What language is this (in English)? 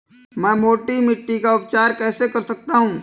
Hindi